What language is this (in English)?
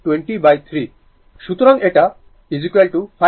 Bangla